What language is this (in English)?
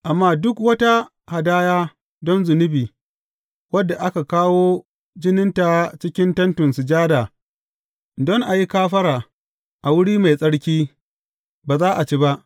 Hausa